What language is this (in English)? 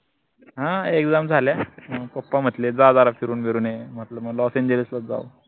Marathi